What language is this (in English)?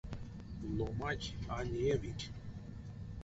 Erzya